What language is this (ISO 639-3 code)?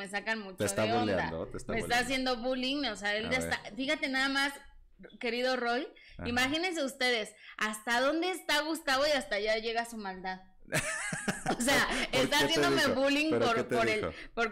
spa